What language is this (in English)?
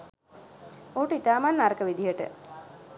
Sinhala